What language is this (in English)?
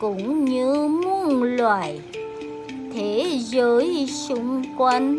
Vietnamese